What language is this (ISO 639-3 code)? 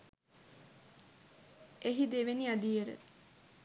sin